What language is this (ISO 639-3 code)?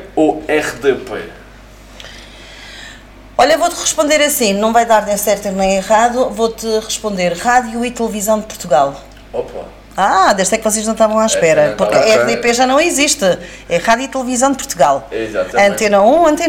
por